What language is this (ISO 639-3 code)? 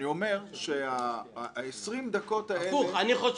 heb